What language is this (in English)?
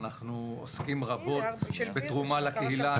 Hebrew